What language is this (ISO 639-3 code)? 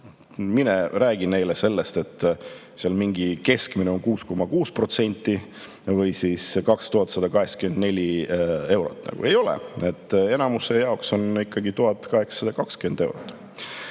est